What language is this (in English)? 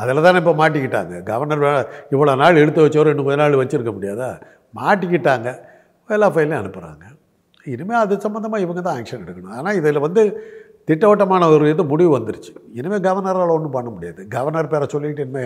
Tamil